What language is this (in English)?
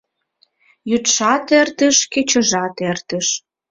Mari